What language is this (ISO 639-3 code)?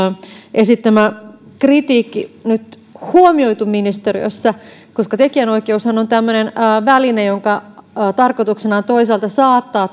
fin